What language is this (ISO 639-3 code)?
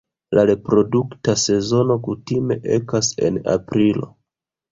epo